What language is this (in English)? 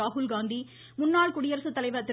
Tamil